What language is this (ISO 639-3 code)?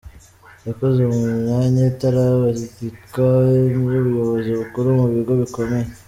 kin